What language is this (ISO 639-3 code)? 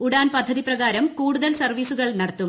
mal